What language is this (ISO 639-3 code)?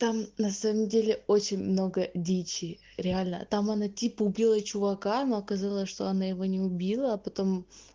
rus